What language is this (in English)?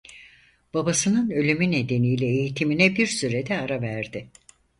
Turkish